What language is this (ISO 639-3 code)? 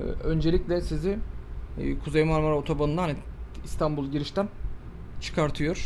tur